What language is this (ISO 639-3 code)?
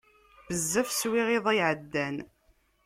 kab